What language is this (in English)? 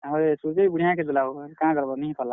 Odia